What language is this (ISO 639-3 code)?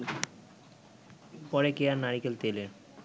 ben